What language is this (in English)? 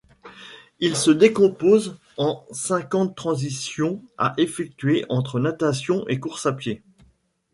French